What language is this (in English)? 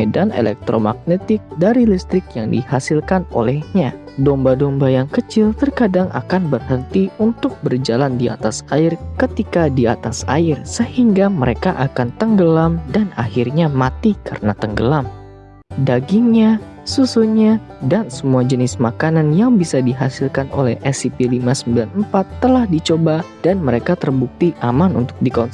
Indonesian